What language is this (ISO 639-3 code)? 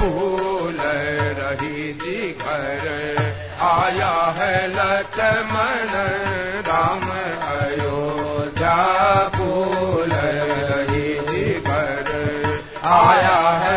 hin